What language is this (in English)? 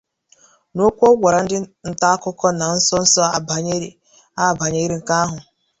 Igbo